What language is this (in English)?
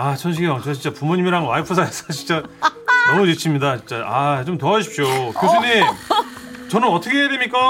Korean